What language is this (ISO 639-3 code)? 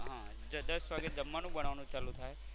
guj